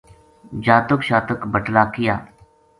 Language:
Gujari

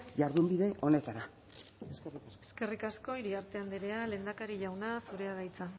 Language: Basque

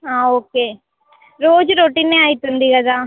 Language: Telugu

